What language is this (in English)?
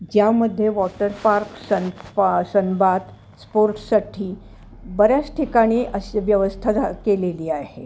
Marathi